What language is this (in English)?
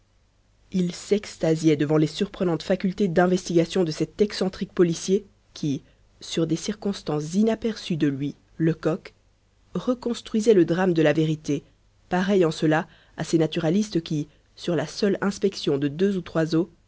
French